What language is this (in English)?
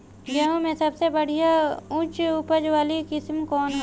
Bhojpuri